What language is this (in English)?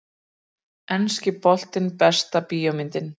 Icelandic